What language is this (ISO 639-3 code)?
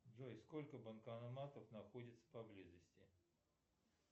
rus